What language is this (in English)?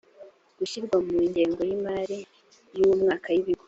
Kinyarwanda